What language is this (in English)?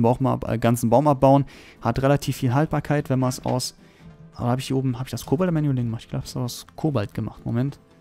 German